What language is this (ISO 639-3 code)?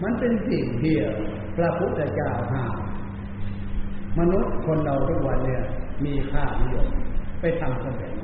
tha